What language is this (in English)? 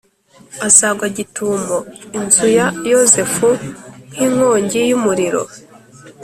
Kinyarwanda